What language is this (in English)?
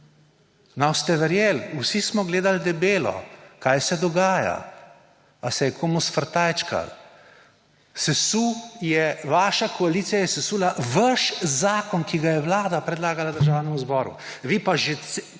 Slovenian